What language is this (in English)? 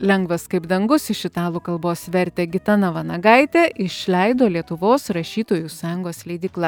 Lithuanian